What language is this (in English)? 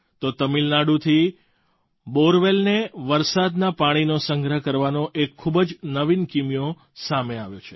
Gujarati